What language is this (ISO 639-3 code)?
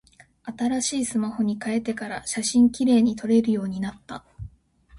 jpn